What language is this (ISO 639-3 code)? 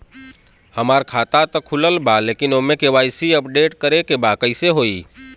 bho